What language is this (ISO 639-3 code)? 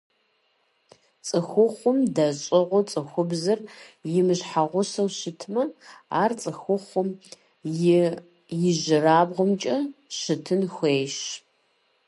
kbd